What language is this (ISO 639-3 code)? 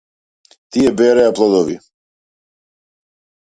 mkd